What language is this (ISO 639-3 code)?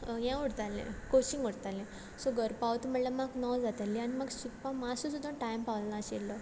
kok